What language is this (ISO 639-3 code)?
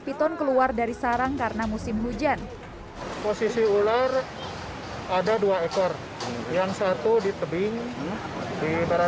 ind